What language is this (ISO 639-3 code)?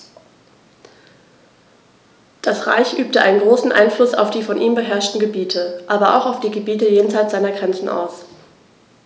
deu